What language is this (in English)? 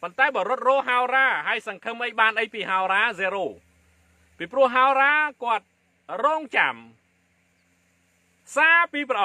Thai